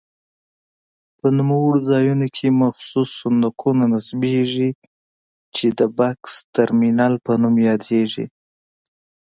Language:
Pashto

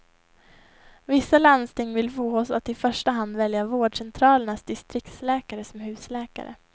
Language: Swedish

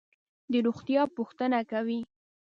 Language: Pashto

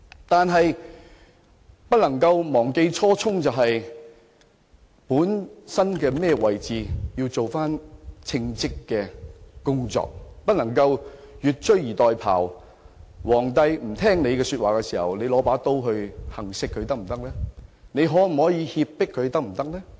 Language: Cantonese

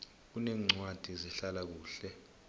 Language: South Ndebele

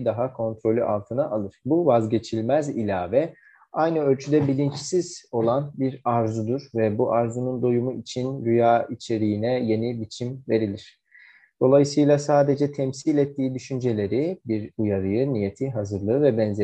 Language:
Turkish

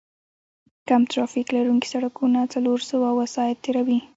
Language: Pashto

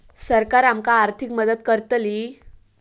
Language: Marathi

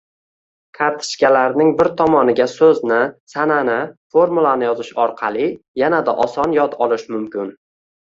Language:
Uzbek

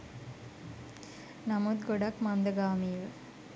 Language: Sinhala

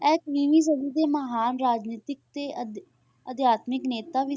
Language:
Punjabi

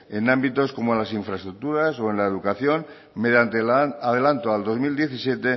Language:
Spanish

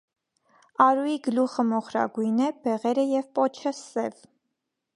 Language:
Armenian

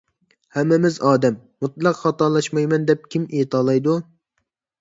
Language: Uyghur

